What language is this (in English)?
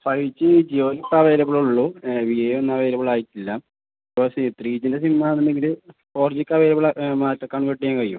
Malayalam